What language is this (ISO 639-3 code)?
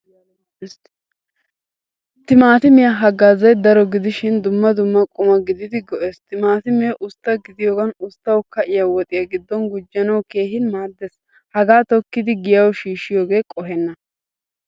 wal